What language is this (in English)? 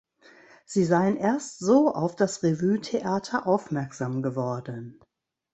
German